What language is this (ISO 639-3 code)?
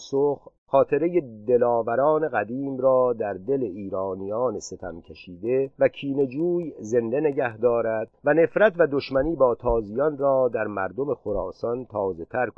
fas